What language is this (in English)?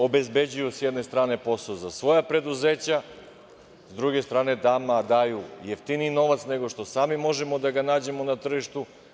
Serbian